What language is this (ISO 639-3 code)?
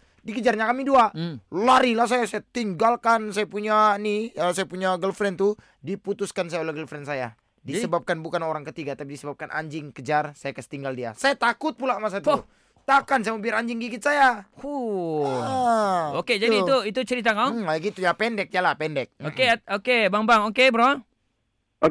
msa